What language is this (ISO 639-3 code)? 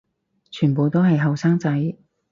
yue